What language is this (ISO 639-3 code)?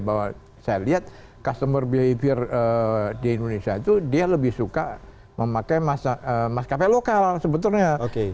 ind